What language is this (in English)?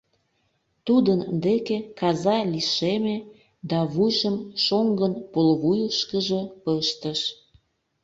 Mari